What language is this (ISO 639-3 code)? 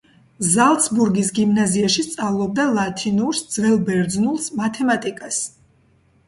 kat